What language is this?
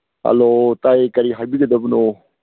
Manipuri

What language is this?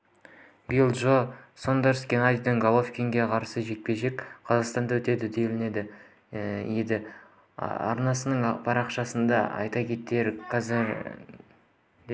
Kazakh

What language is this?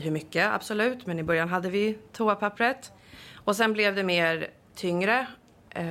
Swedish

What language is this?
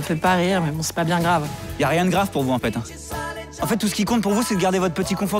French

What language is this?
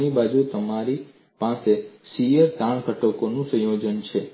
Gujarati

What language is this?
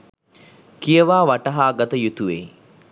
Sinhala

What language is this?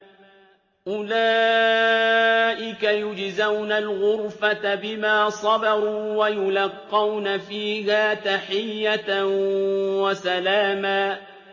Arabic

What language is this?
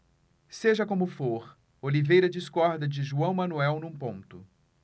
Portuguese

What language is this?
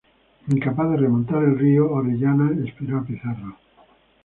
Spanish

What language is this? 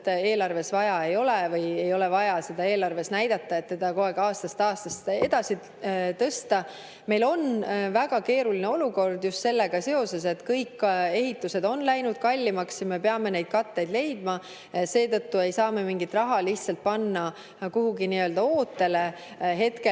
Estonian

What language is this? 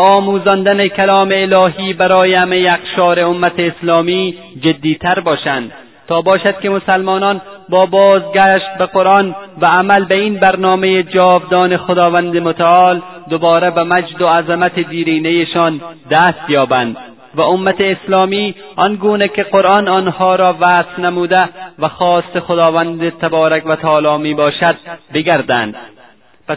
Persian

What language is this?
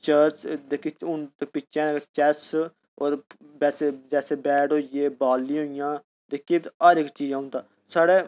Dogri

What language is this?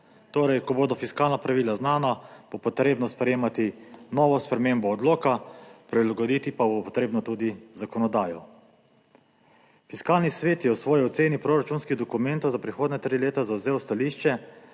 Slovenian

